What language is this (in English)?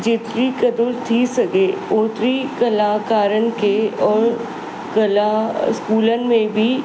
Sindhi